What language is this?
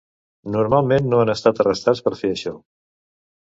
Catalan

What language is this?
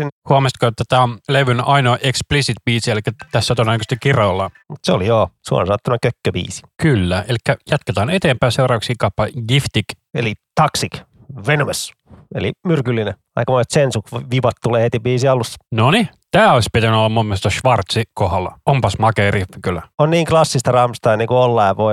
Finnish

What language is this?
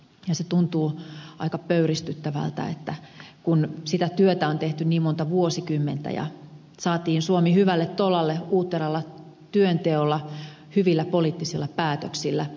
Finnish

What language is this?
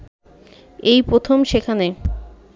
Bangla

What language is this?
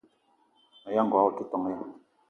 Eton (Cameroon)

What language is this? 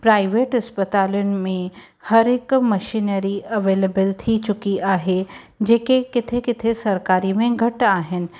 Sindhi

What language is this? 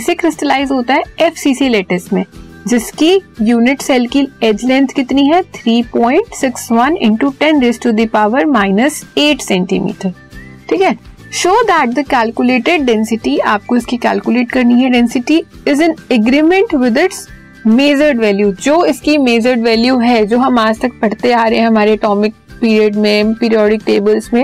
Hindi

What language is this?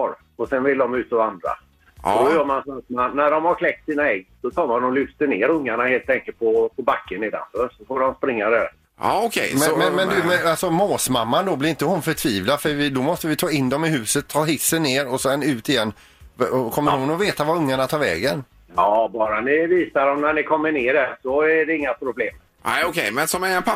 Swedish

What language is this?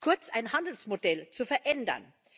German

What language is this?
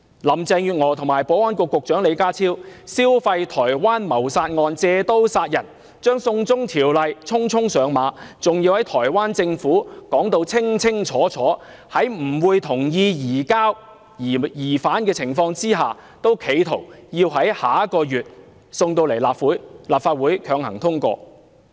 Cantonese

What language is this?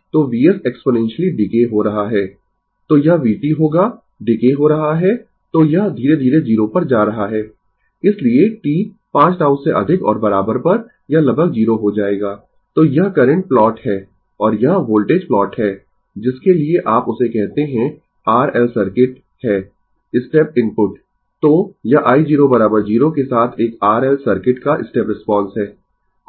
Hindi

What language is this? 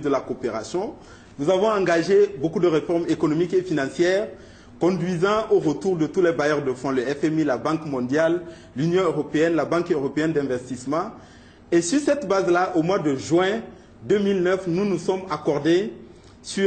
French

